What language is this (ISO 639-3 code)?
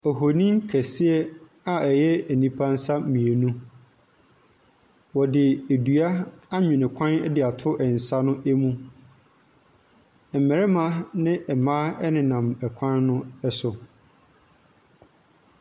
aka